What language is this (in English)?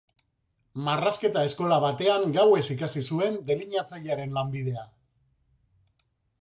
Basque